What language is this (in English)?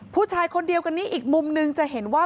Thai